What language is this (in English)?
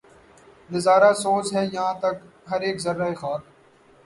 Urdu